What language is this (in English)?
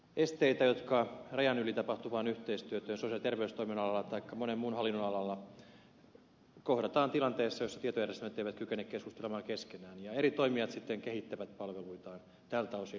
Finnish